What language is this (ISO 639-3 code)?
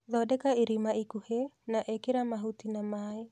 kik